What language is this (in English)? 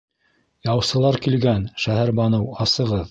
Bashkir